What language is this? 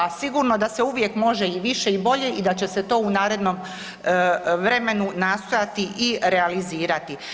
Croatian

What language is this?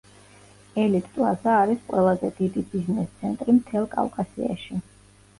Georgian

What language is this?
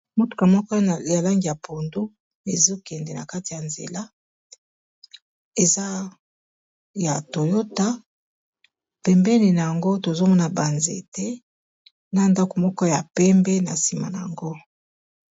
Lingala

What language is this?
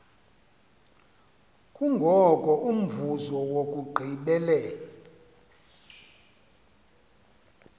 Xhosa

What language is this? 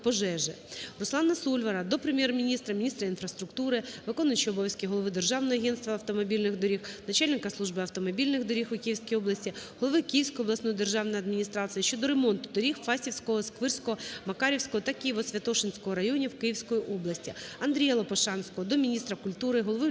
Ukrainian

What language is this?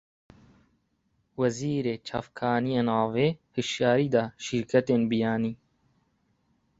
Kurdish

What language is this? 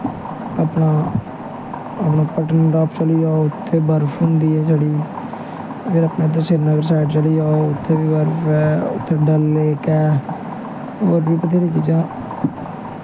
Dogri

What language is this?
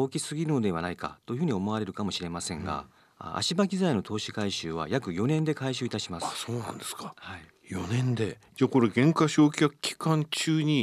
Japanese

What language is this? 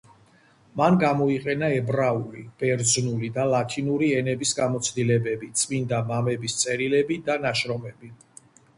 Georgian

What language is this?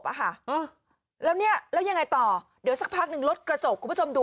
Thai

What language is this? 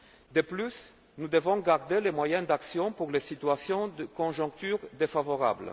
French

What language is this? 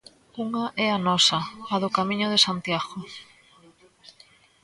Galician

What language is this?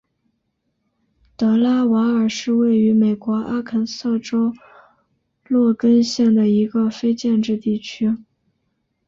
Chinese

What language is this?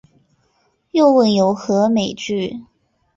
Chinese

